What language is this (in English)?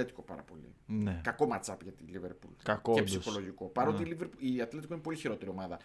Greek